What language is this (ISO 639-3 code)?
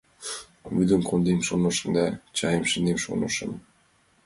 chm